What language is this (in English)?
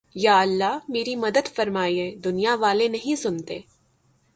Urdu